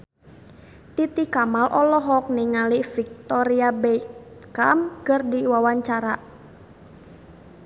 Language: Sundanese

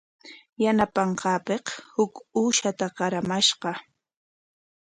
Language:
Corongo Ancash Quechua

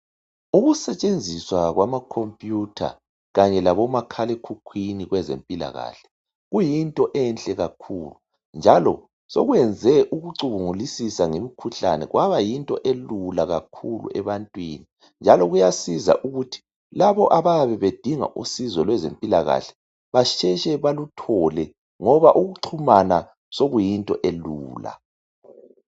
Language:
North Ndebele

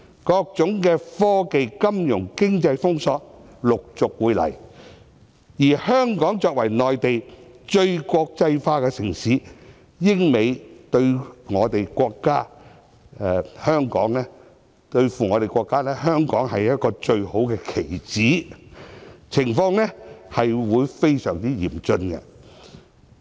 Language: Cantonese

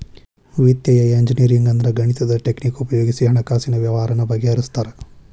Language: Kannada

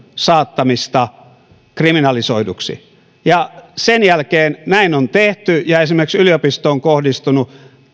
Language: Finnish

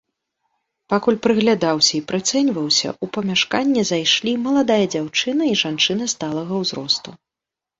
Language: Belarusian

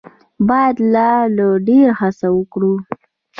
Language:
Pashto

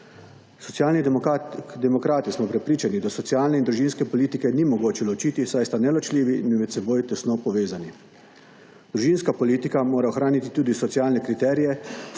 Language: Slovenian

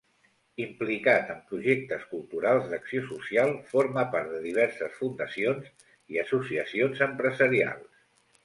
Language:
Catalan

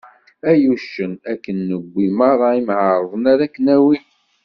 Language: Kabyle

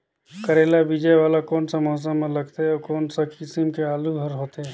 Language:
Chhattisgarhi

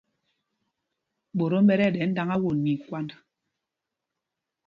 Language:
Mpumpong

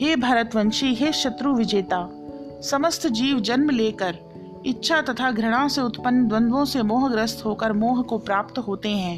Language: Hindi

